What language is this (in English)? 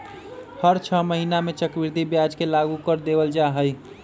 Magahi